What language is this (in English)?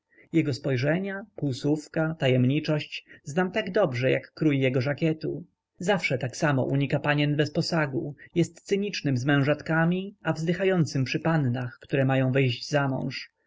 Polish